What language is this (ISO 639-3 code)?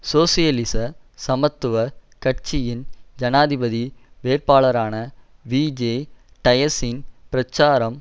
tam